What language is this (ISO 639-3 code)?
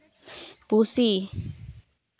sat